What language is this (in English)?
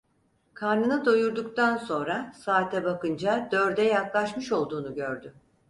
Turkish